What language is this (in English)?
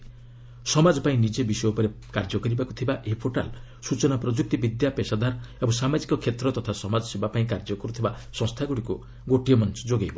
Odia